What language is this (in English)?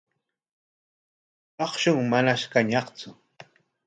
Corongo Ancash Quechua